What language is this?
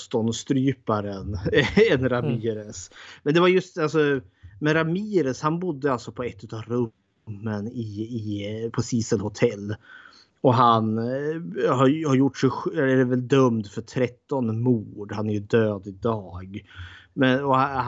Swedish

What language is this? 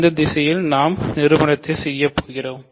Tamil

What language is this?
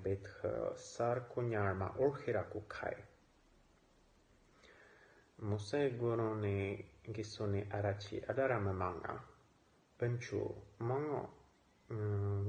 Romanian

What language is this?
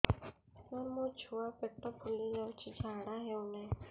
Odia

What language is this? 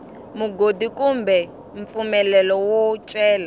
Tsonga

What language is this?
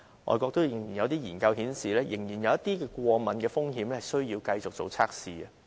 Cantonese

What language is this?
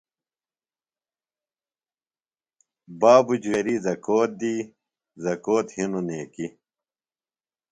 Phalura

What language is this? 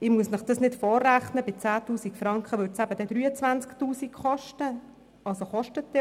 Swiss German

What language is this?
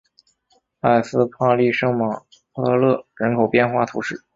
Chinese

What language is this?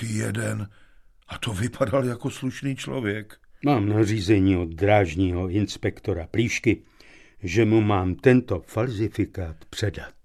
Czech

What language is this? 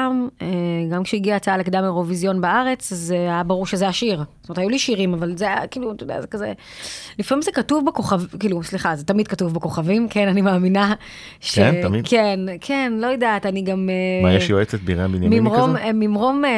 Hebrew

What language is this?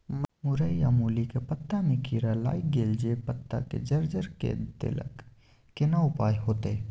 Maithili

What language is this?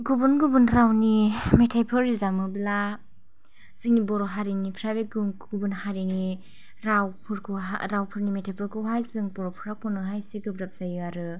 Bodo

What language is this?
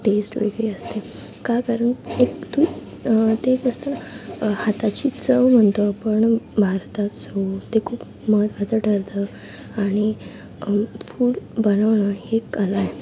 Marathi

